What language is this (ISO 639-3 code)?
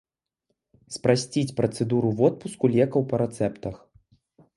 bel